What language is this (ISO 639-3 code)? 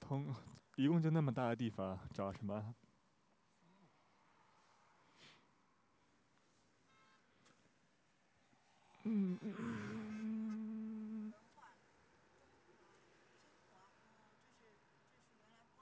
zho